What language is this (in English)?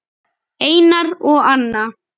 Icelandic